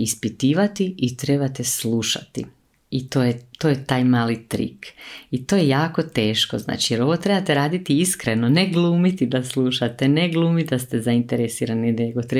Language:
Croatian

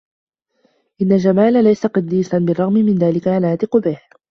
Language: Arabic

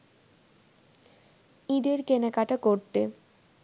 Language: Bangla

